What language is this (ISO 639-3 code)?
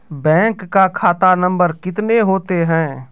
mai